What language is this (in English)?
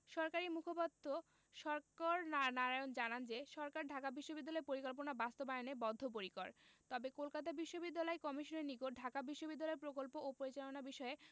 Bangla